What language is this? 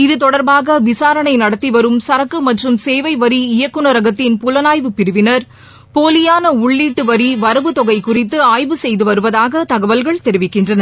Tamil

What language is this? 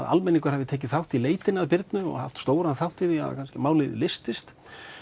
Icelandic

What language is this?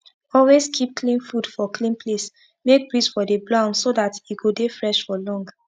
Nigerian Pidgin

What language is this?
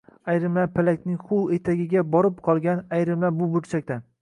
Uzbek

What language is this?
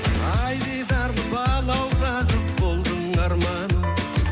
Kazakh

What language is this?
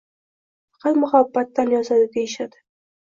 Uzbek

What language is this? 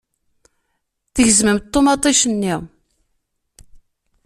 Kabyle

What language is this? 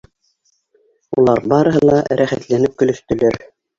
Bashkir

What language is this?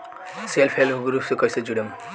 Bhojpuri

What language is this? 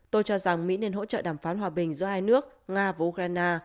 Vietnamese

